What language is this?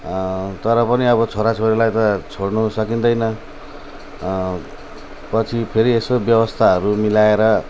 Nepali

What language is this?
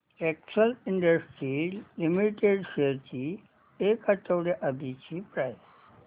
Marathi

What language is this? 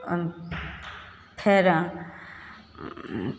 Maithili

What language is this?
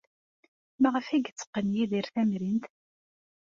Kabyle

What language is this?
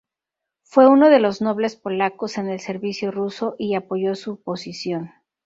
Spanish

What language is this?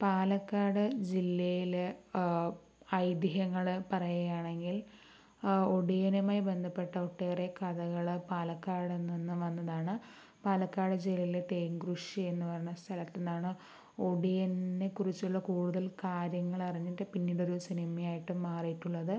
Malayalam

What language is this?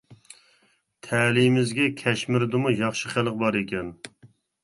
Uyghur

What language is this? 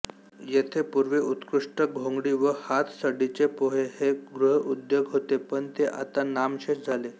Marathi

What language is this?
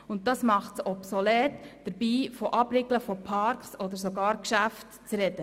Swiss German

